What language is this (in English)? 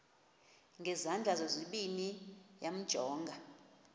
Xhosa